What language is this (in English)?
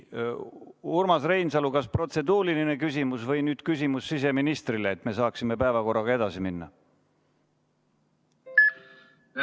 Estonian